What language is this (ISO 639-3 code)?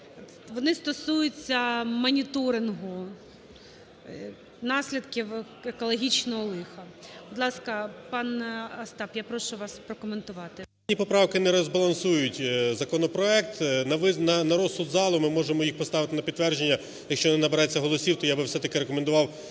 ukr